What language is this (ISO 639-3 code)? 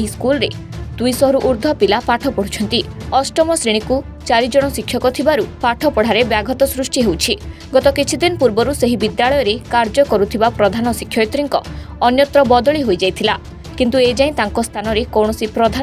ron